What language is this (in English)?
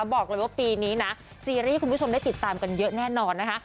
Thai